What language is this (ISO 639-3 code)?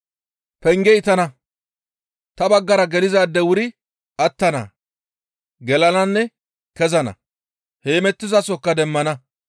gmv